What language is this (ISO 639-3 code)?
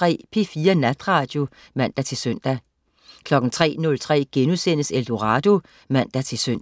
dan